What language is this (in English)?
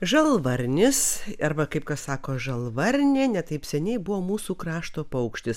Lithuanian